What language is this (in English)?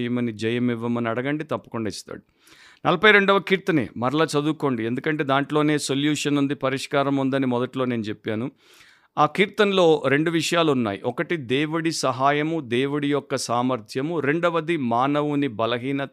Telugu